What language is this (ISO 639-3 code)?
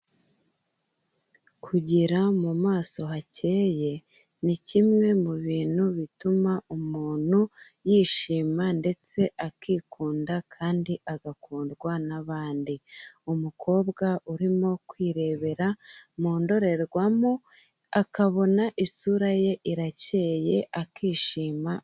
kin